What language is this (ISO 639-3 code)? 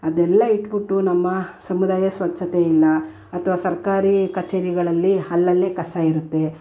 kan